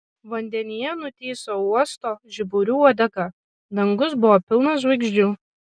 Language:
Lithuanian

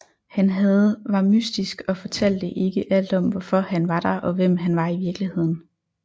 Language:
Danish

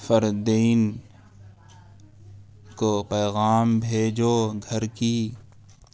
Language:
Urdu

